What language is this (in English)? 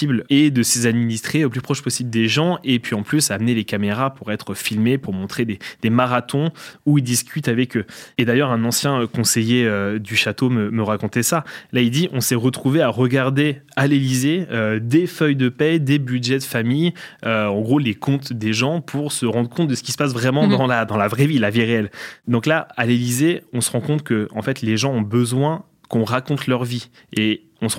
French